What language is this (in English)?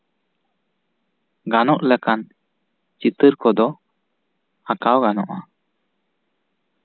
Santali